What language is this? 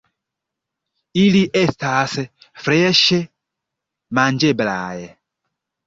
Esperanto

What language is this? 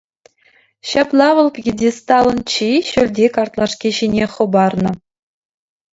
Chuvash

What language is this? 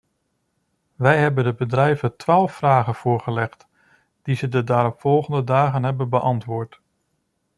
Dutch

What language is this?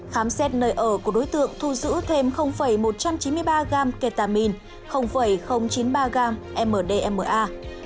Vietnamese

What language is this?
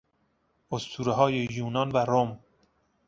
Persian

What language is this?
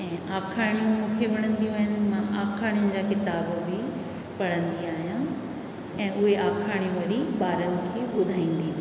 Sindhi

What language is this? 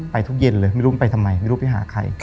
Thai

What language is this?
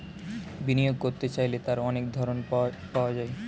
Bangla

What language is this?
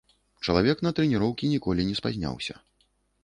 Belarusian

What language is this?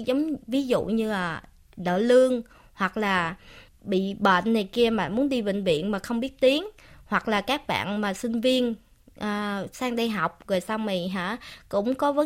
Vietnamese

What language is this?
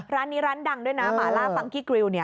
Thai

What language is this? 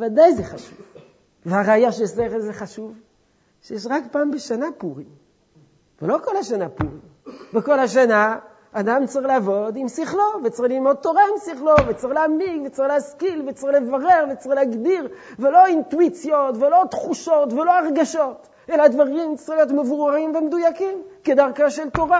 Hebrew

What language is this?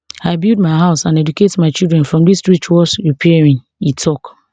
Nigerian Pidgin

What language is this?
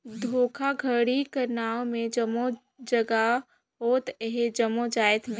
Chhattisgarhi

